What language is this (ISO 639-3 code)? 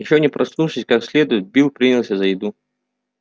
rus